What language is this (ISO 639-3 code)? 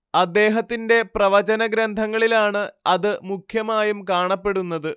mal